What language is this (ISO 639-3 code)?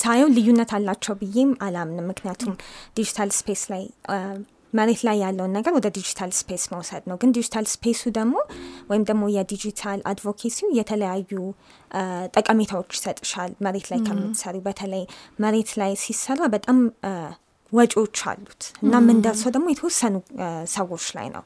amh